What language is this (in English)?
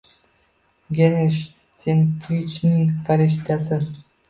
Uzbek